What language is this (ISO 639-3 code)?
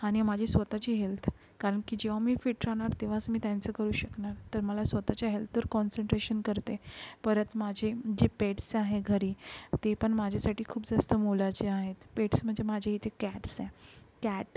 mar